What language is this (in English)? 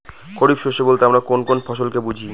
Bangla